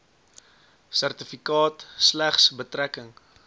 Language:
Afrikaans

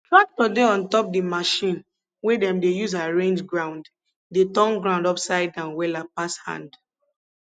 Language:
Nigerian Pidgin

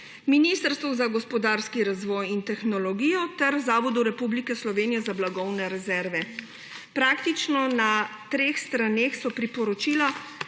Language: Slovenian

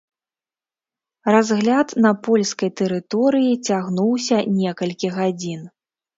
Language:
Belarusian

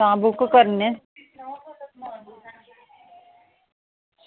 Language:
Dogri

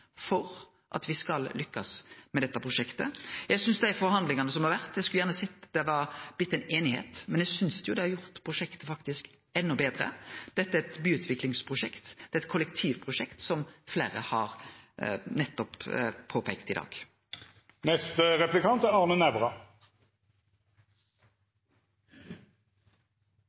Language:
Norwegian Nynorsk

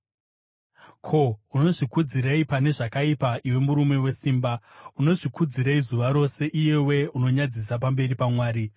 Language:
Shona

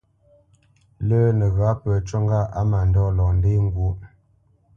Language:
Bamenyam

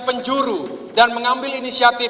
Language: Indonesian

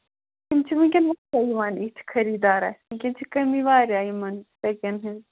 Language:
Kashmiri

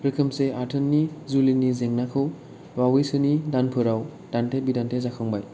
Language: Bodo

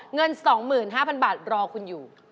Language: Thai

